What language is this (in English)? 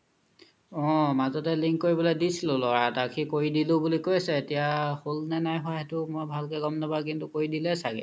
Assamese